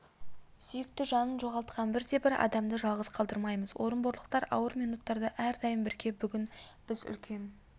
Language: Kazakh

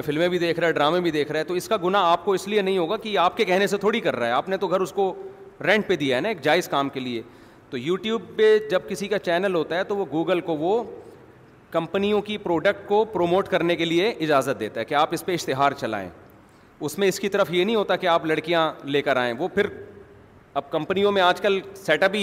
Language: Urdu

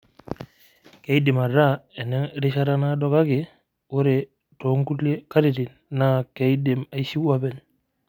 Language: Masai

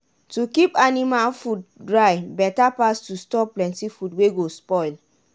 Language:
Nigerian Pidgin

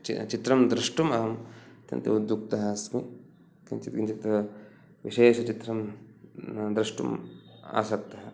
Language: Sanskrit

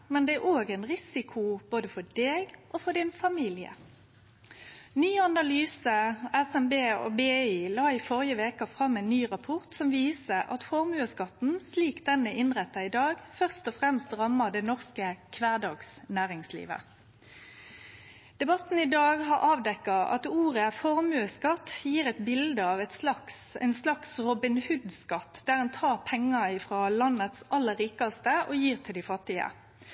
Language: Norwegian Nynorsk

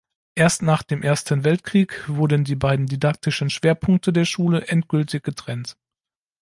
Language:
German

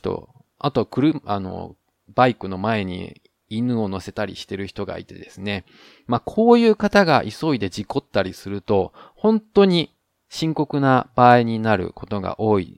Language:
Japanese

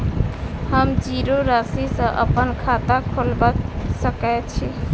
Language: Maithili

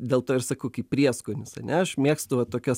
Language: Lithuanian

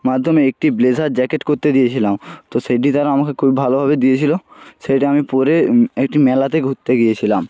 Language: Bangla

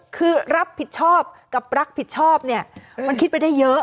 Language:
Thai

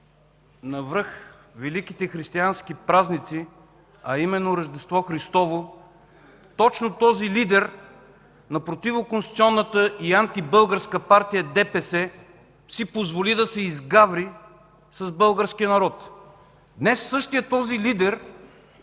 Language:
Bulgarian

